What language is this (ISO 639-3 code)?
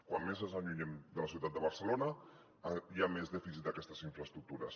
cat